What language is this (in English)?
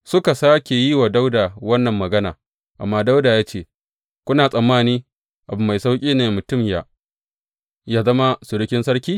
Hausa